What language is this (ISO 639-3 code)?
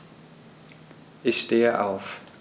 deu